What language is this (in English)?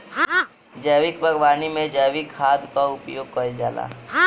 Bhojpuri